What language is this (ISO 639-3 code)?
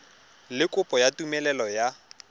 tsn